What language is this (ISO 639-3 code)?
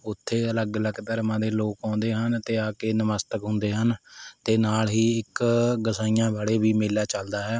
pan